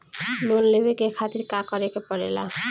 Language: Bhojpuri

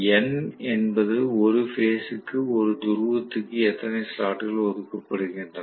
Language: Tamil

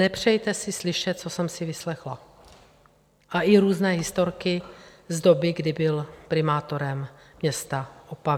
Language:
Czech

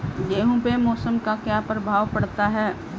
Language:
Hindi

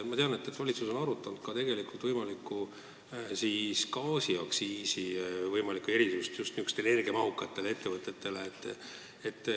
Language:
Estonian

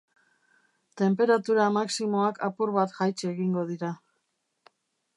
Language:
Basque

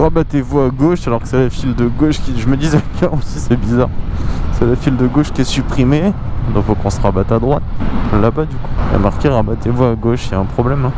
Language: French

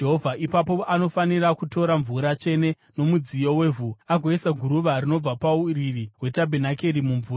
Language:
Shona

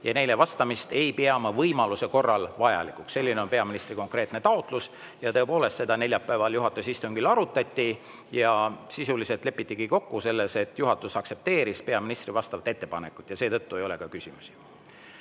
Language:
Estonian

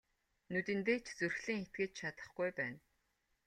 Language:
Mongolian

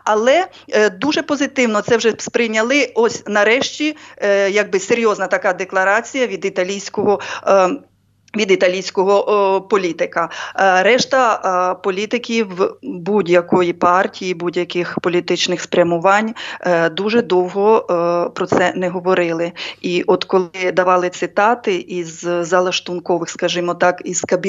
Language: Ukrainian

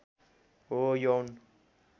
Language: Nepali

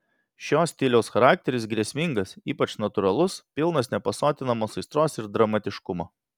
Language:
Lithuanian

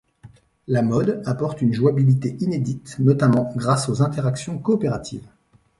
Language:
French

